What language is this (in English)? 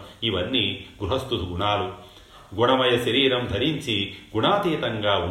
Telugu